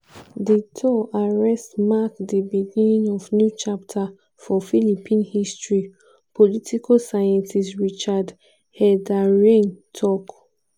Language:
Nigerian Pidgin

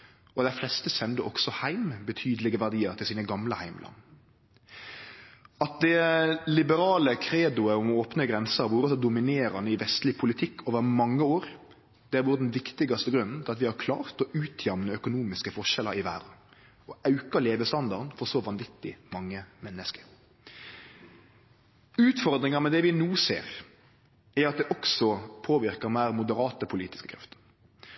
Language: Norwegian Nynorsk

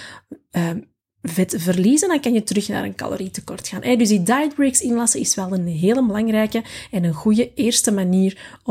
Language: Dutch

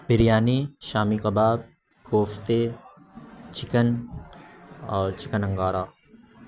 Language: Urdu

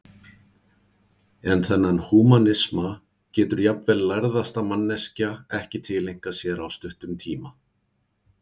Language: Icelandic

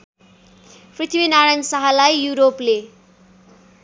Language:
Nepali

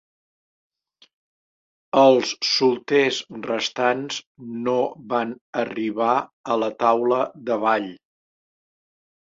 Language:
Catalan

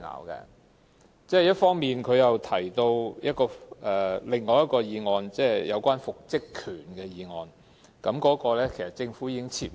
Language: Cantonese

